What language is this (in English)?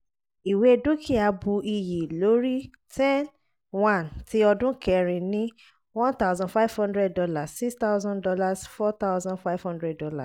Yoruba